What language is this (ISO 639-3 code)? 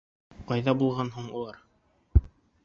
bak